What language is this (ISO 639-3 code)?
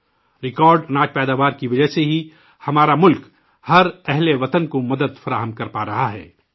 urd